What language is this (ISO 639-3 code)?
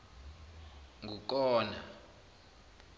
zul